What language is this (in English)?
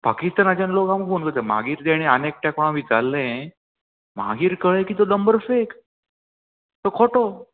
Konkani